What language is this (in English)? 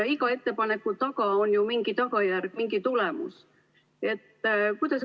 Estonian